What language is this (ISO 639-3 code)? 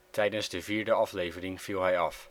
nld